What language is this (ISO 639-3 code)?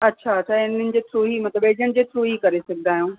snd